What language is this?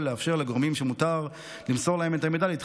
Hebrew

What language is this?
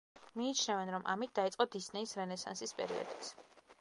Georgian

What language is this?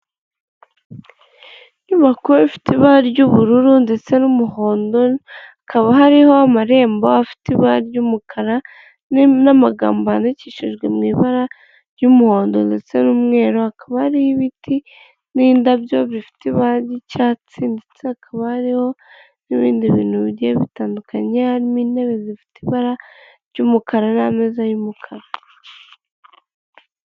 Kinyarwanda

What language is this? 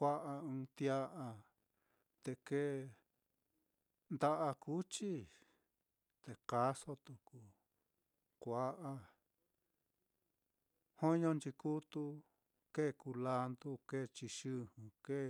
Mitlatongo Mixtec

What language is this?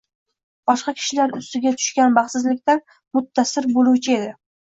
Uzbek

